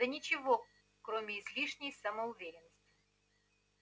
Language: Russian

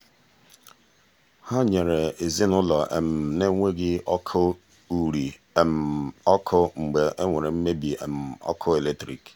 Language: Igbo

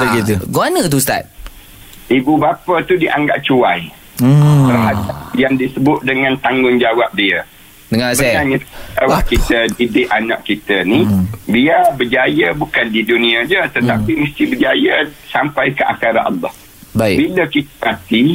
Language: Malay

